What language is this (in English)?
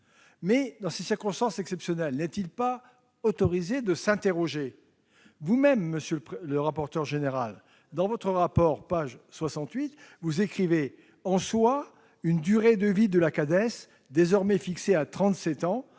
French